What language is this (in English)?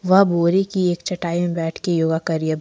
Hindi